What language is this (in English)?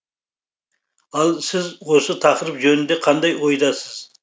Kazakh